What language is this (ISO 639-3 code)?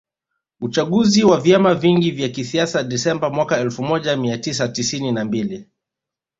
swa